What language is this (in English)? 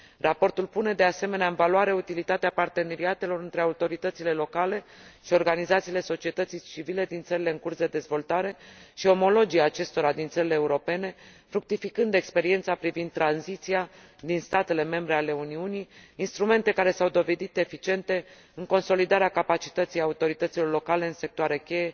Romanian